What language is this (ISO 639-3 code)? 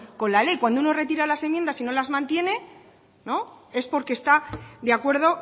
spa